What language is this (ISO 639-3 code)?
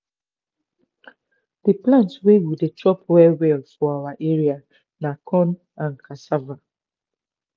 pcm